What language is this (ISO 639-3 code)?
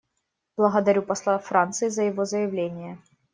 rus